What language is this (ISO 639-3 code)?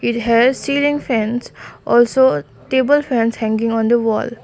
eng